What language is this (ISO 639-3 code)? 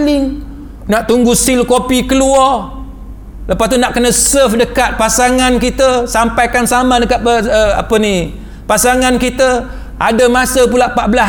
msa